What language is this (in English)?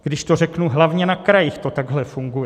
Czech